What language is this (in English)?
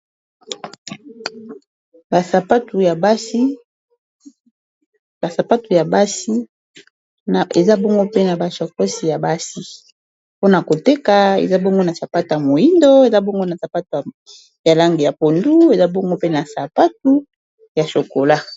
Lingala